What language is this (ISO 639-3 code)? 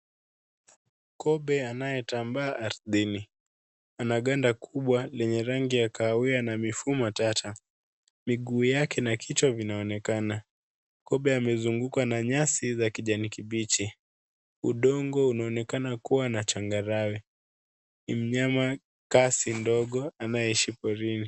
swa